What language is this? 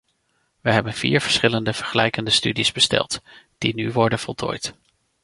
Dutch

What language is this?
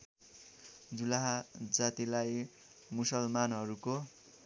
Nepali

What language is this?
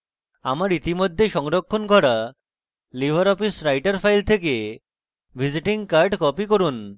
Bangla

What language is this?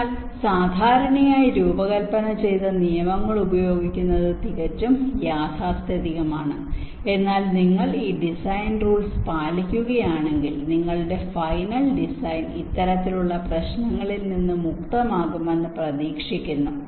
Malayalam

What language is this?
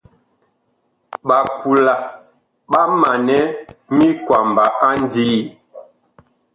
Bakoko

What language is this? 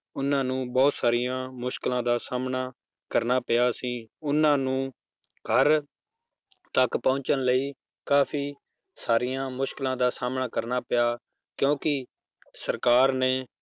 Punjabi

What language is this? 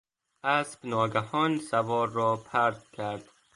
Persian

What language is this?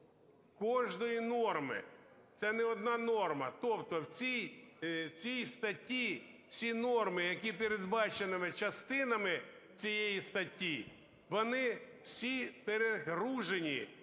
Ukrainian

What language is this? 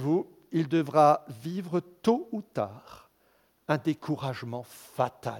French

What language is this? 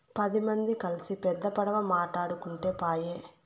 Telugu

